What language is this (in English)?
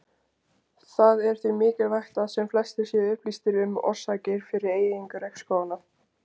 Icelandic